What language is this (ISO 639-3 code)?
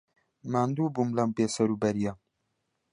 ckb